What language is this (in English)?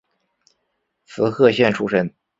Chinese